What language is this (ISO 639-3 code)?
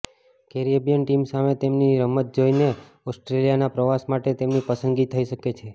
guj